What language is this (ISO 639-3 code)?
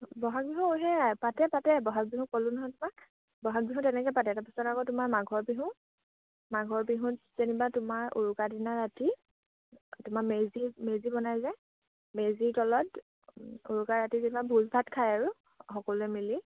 asm